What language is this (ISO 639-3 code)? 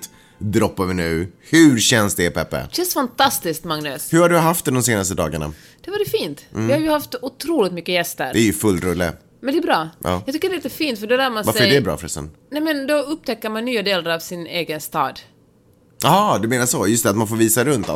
swe